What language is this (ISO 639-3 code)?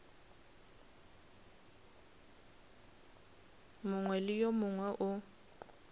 nso